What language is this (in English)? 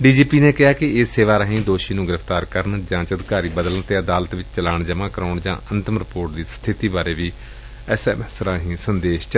Punjabi